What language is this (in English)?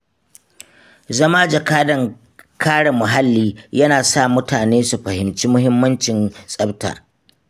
Hausa